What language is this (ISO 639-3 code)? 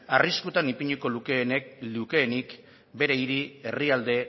eus